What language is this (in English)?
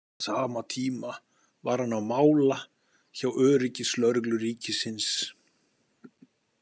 Icelandic